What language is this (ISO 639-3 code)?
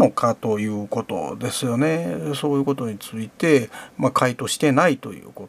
jpn